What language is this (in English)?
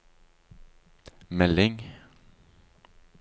Norwegian